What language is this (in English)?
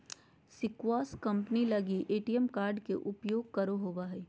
Magahi